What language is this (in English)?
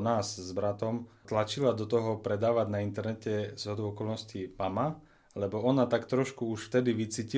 Slovak